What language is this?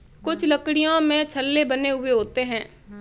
Hindi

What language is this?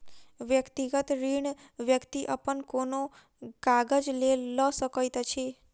Maithili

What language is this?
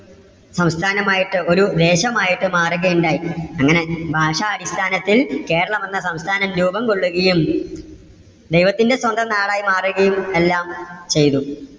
Malayalam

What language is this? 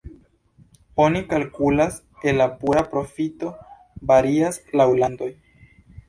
Esperanto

